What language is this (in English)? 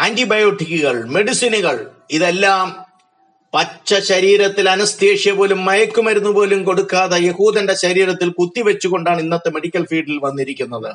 Malayalam